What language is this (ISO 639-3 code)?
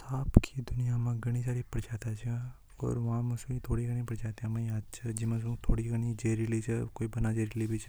hoj